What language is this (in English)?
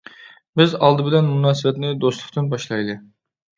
Uyghur